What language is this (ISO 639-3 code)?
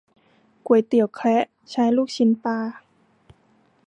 tha